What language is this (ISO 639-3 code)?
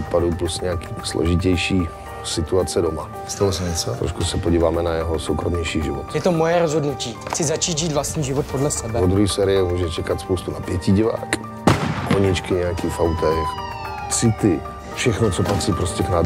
ces